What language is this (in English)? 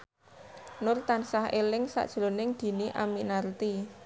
Javanese